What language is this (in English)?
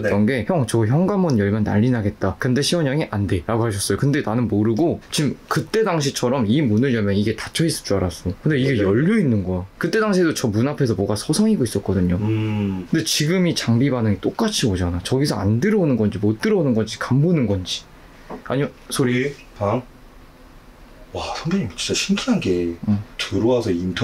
Korean